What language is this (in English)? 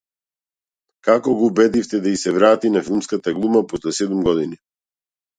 Macedonian